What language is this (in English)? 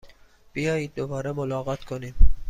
Persian